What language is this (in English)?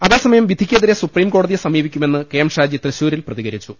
Malayalam